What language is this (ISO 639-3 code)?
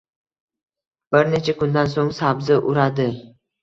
uzb